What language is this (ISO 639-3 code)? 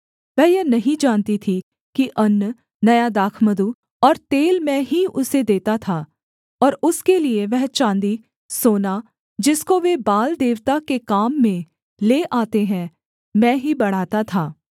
hin